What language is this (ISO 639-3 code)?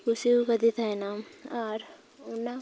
sat